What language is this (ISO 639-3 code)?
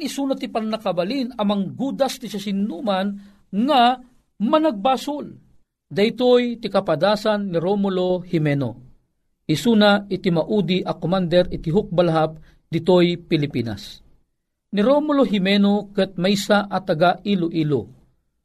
fil